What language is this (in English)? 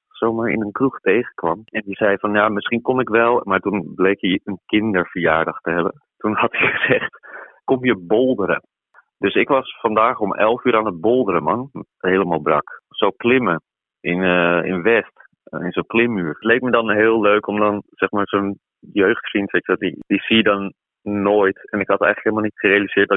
Dutch